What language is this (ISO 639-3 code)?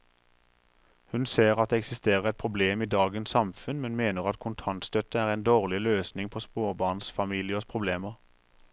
nor